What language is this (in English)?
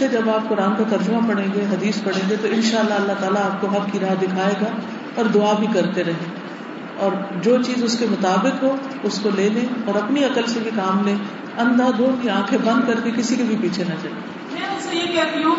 Urdu